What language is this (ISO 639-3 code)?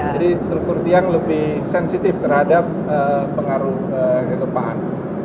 ind